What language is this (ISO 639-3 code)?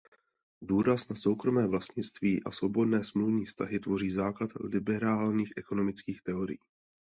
ces